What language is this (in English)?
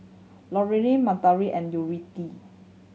English